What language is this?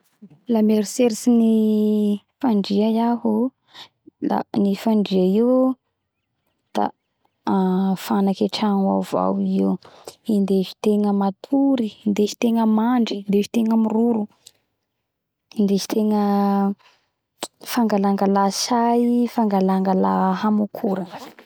Bara Malagasy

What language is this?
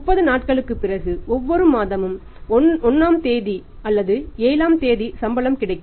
Tamil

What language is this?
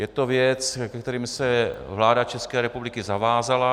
Czech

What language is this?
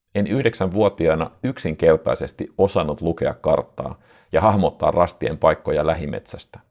Finnish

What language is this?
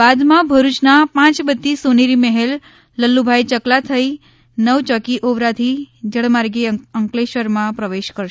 Gujarati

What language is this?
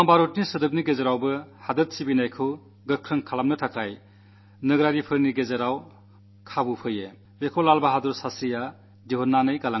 Malayalam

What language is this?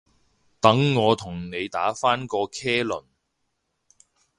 Cantonese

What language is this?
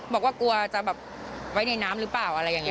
Thai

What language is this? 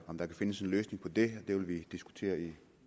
Danish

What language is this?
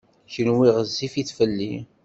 Kabyle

